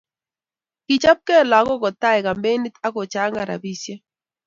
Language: Kalenjin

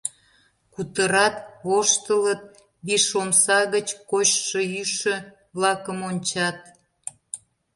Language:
Mari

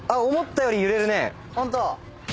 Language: Japanese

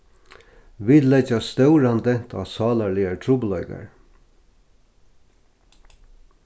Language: Faroese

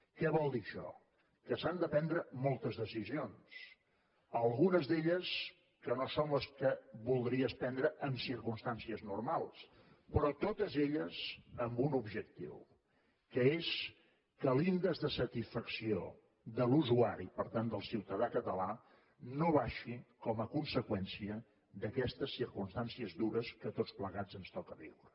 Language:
Catalan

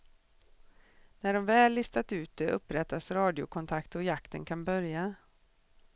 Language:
Swedish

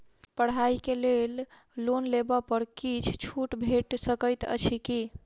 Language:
Maithili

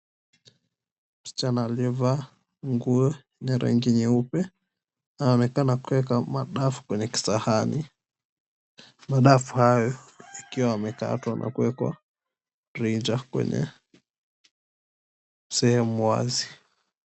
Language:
Swahili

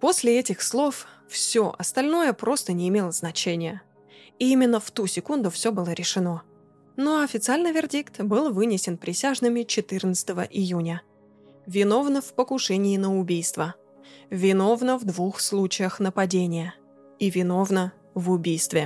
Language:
Russian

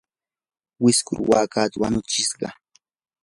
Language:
Yanahuanca Pasco Quechua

